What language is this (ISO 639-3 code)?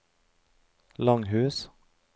nor